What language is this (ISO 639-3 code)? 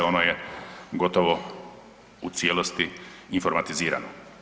hrv